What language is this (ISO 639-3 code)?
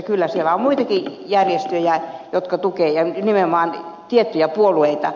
fin